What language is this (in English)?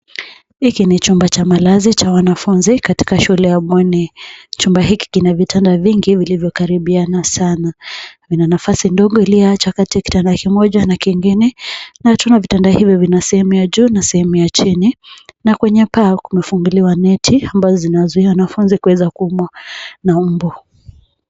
Swahili